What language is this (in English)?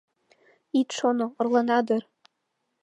Mari